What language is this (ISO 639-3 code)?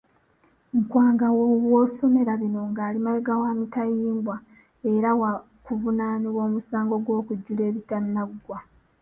lug